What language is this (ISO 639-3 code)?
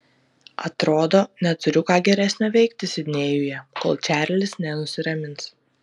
lit